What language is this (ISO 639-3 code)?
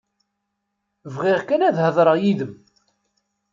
kab